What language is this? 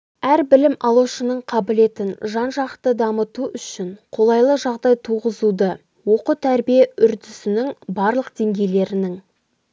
Kazakh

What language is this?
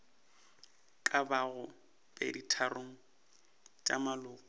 Northern Sotho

